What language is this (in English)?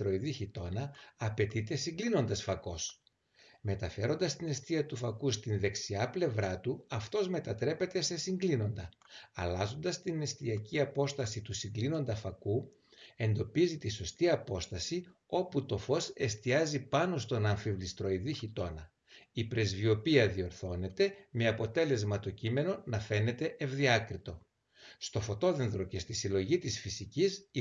Greek